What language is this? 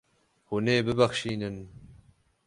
Kurdish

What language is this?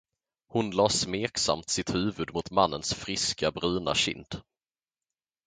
Swedish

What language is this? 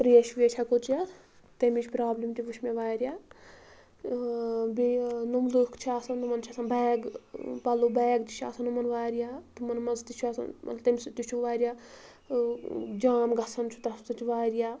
Kashmiri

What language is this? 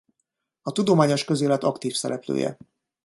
Hungarian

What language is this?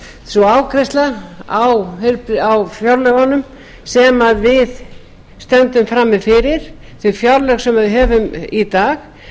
Icelandic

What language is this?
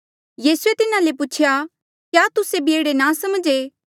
Mandeali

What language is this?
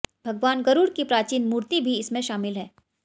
Hindi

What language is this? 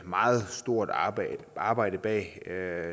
Danish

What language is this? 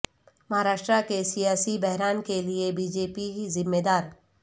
Urdu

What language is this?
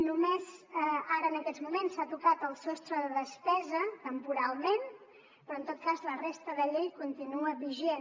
Catalan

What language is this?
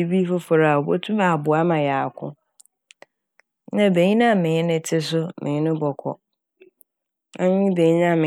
Akan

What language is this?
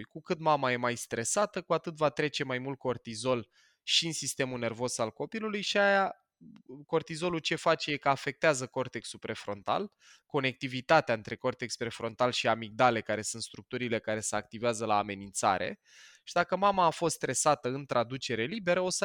Romanian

